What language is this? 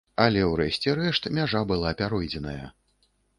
Belarusian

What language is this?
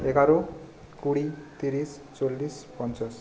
Bangla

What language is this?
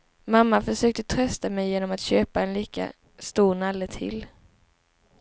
Swedish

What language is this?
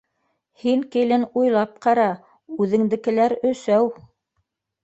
Bashkir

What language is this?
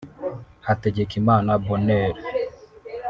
Kinyarwanda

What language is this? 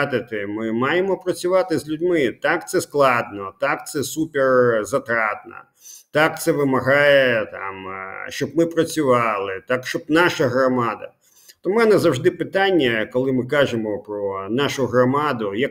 Ukrainian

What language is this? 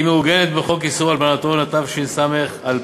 Hebrew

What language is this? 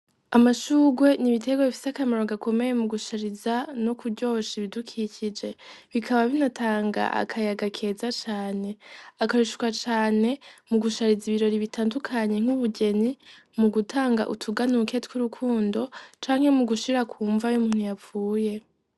Rundi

